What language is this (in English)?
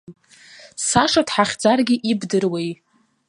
Abkhazian